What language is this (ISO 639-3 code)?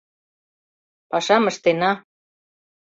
chm